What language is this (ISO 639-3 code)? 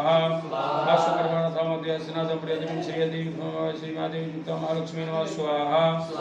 ara